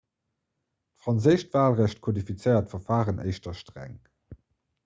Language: Luxembourgish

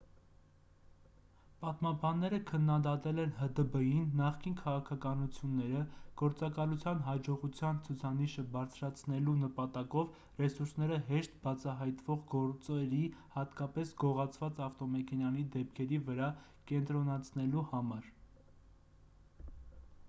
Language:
Armenian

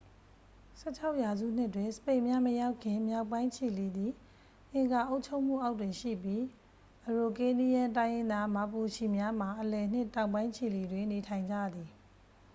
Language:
Burmese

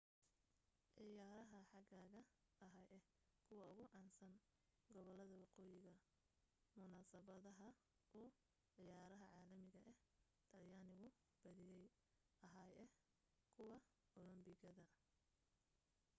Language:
Somali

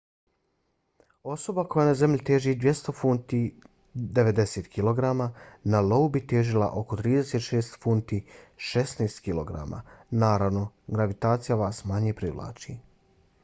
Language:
Bosnian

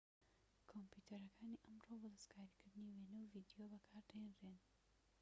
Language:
Central Kurdish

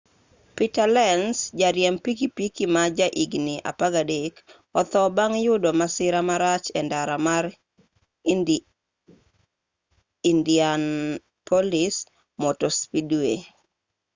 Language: Luo (Kenya and Tanzania)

